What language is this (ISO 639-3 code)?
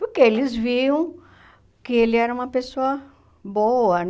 por